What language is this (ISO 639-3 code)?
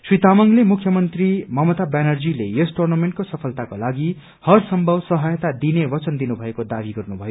nep